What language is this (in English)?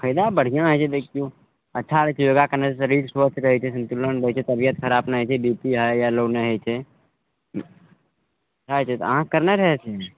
Maithili